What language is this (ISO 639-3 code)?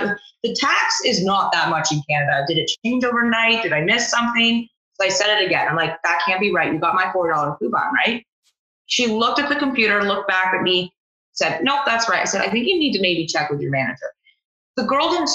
eng